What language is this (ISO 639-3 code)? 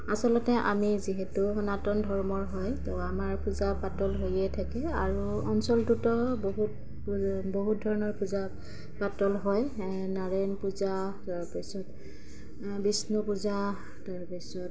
asm